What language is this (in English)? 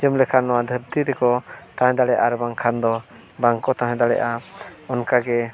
Santali